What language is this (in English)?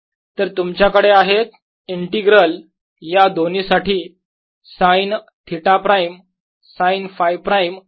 Marathi